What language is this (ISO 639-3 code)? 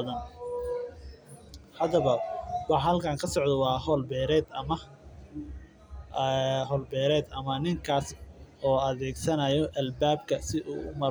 som